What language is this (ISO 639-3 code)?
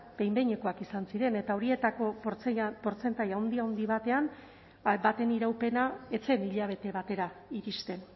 eus